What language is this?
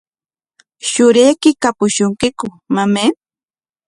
Corongo Ancash Quechua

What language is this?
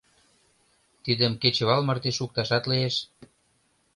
Mari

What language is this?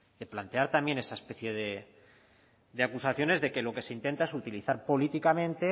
Spanish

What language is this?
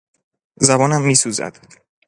Persian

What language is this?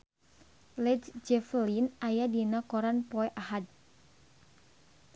Sundanese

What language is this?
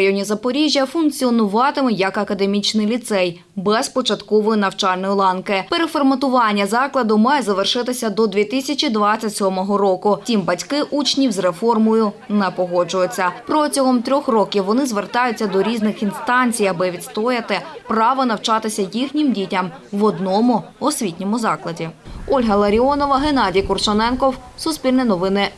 Ukrainian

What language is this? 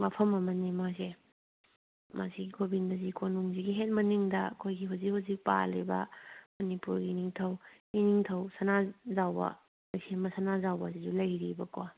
Manipuri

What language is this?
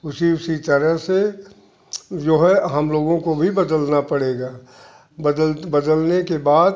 Hindi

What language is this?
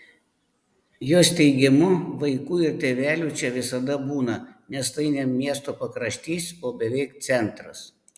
Lithuanian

